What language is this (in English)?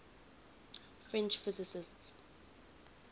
English